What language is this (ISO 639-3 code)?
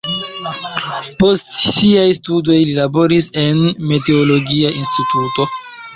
epo